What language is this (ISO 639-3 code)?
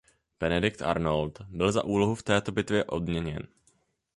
ces